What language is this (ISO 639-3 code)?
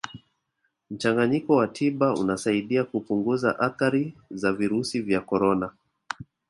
swa